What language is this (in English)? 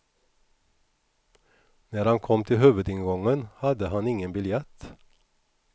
Swedish